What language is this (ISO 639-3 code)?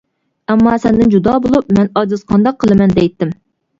uig